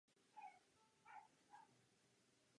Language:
Czech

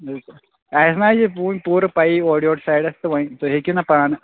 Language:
Kashmiri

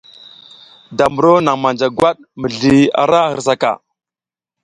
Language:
South Giziga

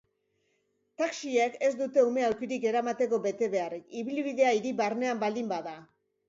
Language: Basque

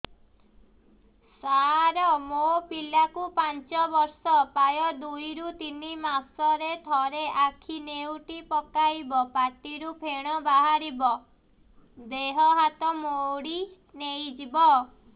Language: Odia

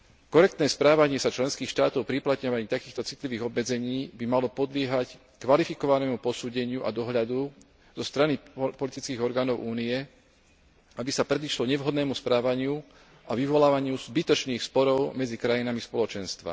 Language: Slovak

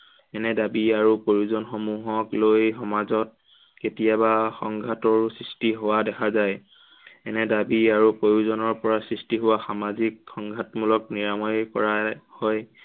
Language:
Assamese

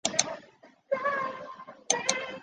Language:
Chinese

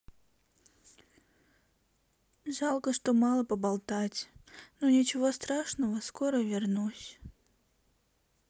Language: Russian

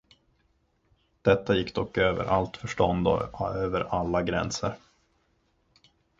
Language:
Swedish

